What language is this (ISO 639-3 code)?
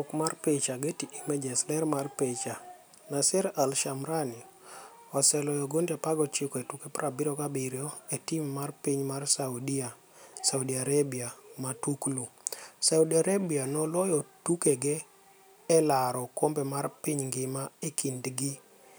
luo